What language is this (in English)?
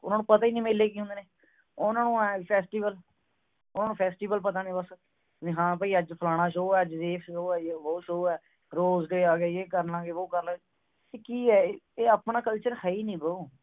Punjabi